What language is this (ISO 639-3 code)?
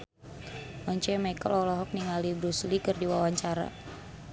sun